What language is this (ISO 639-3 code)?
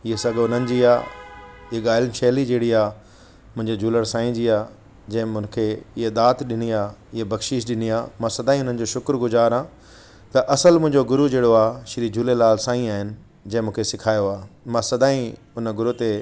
snd